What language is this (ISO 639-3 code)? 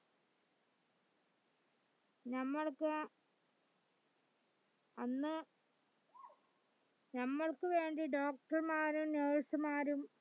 mal